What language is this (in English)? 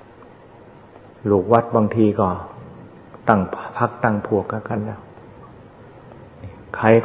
Thai